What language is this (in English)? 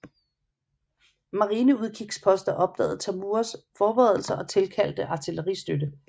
Danish